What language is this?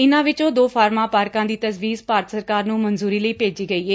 Punjabi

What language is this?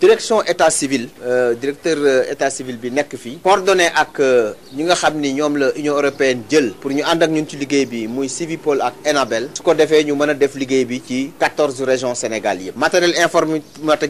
French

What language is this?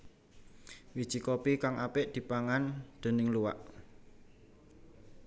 Javanese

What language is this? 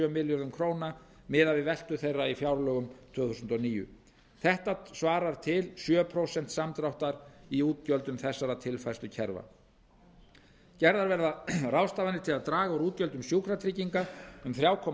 Icelandic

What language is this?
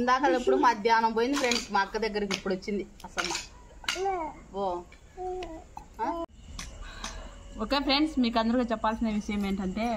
Telugu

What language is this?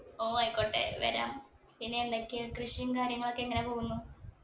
Malayalam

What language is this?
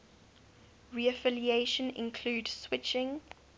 English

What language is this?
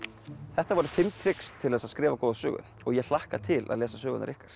Icelandic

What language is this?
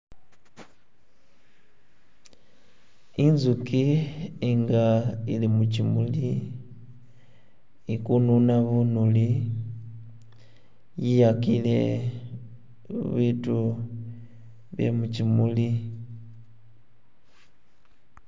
Masaaba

